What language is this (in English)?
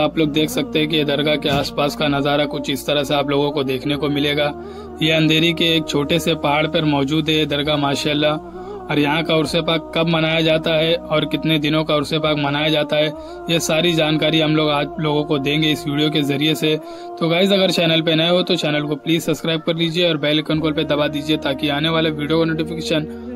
Hindi